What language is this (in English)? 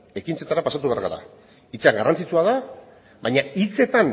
Basque